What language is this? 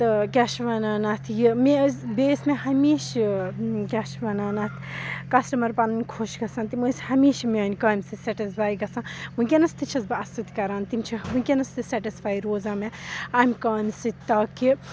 Kashmiri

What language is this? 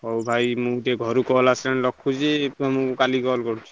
Odia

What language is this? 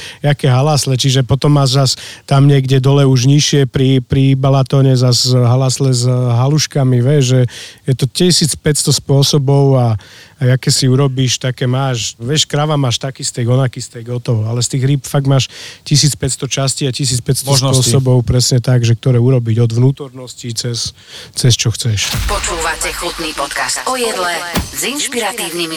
Slovak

